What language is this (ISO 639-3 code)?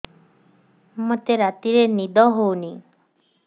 ori